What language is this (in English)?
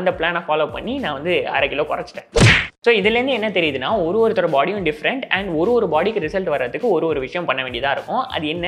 Thai